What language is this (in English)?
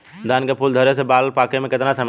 Bhojpuri